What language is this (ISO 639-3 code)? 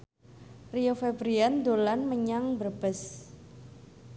jav